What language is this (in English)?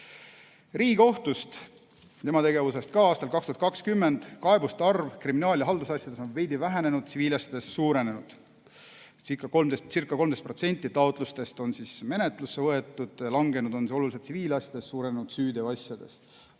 Estonian